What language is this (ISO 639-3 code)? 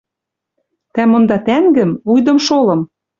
mrj